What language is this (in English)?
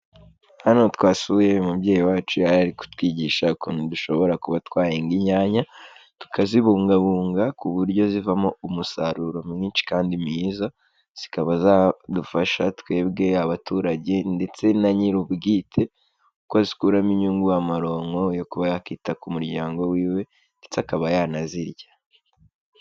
Kinyarwanda